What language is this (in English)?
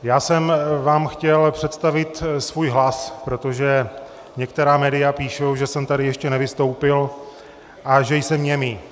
Czech